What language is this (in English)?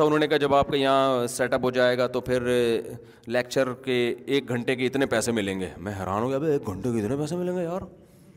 Urdu